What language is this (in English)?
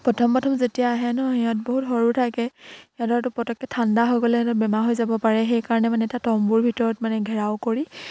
Assamese